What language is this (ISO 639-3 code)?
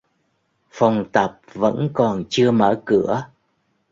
vie